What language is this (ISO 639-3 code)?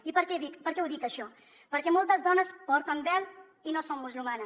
cat